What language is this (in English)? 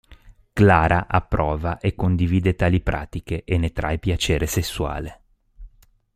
Italian